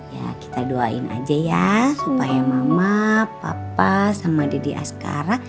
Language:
Indonesian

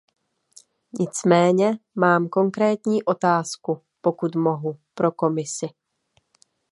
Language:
Czech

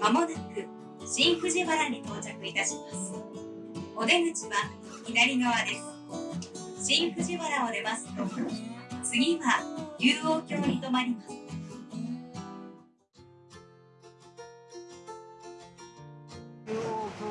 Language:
Japanese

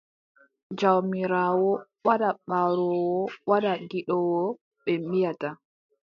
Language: Adamawa Fulfulde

